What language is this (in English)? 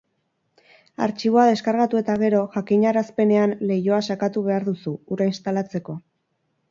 Basque